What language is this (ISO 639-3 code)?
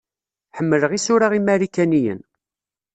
kab